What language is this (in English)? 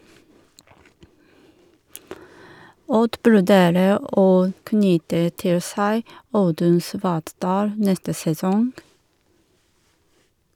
Norwegian